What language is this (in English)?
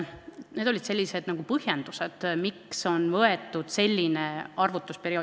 Estonian